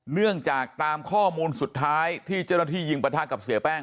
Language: Thai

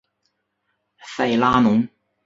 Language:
Chinese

